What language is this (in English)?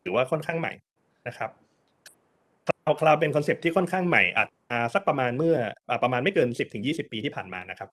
Thai